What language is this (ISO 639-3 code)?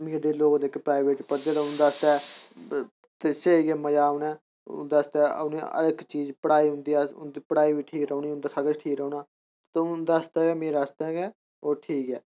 doi